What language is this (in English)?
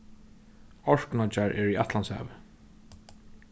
Faroese